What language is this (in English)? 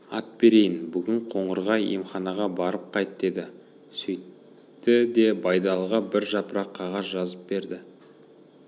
Kazakh